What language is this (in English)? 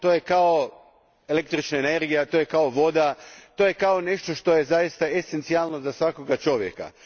Croatian